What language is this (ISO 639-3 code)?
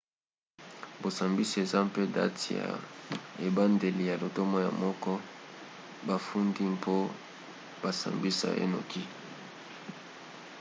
lin